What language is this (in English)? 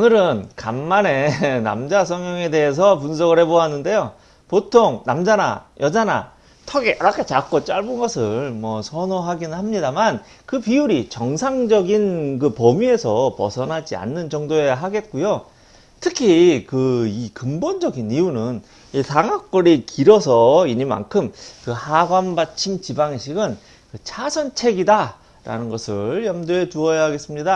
Korean